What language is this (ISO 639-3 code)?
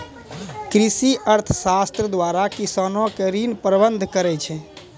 mai